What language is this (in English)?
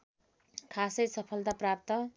Nepali